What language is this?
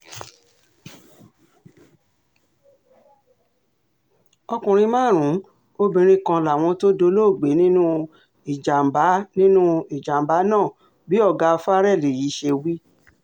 Yoruba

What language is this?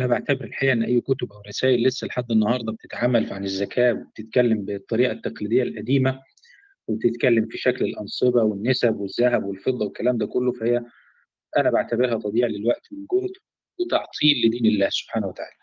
Arabic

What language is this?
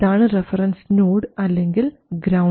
Malayalam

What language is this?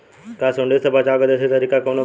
Bhojpuri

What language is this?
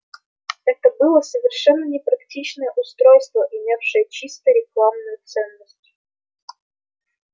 Russian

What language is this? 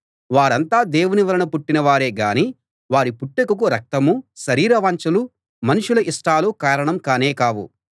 Telugu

